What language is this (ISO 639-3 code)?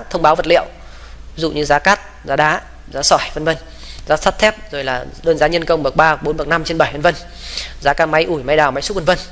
vie